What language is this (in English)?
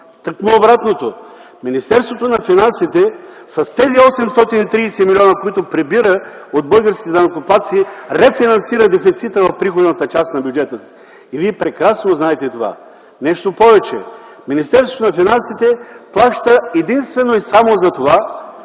Bulgarian